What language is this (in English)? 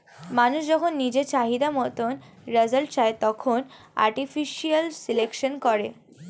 Bangla